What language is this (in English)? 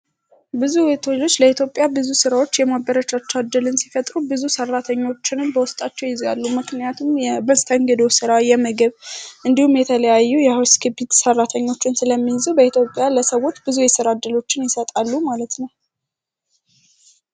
Amharic